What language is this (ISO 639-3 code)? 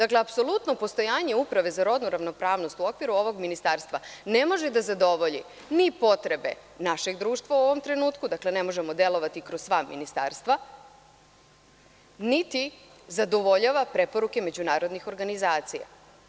srp